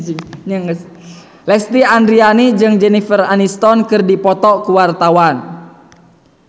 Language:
Sundanese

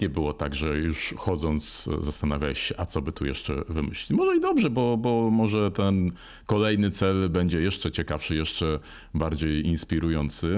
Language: Polish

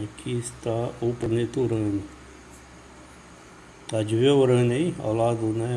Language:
Portuguese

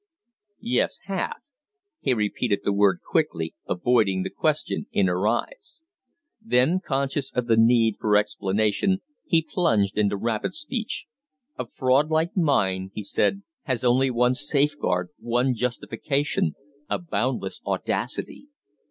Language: English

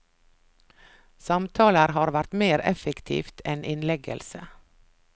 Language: Norwegian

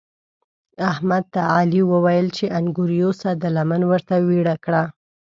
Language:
Pashto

